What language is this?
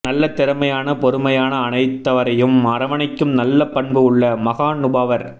Tamil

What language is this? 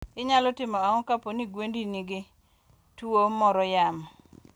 Luo (Kenya and Tanzania)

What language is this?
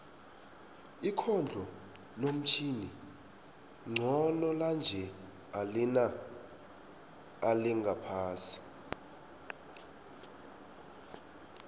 South Ndebele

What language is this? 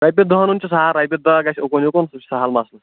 Kashmiri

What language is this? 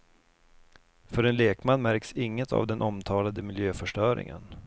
Swedish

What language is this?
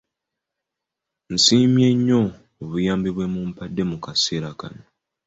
Ganda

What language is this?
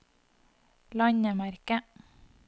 Norwegian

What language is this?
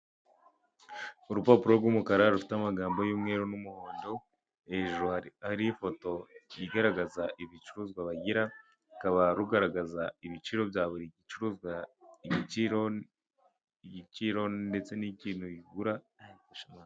Kinyarwanda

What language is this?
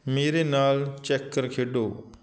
Punjabi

